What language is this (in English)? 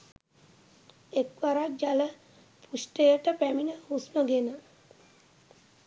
Sinhala